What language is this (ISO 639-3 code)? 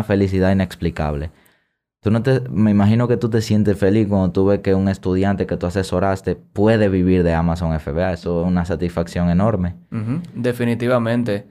spa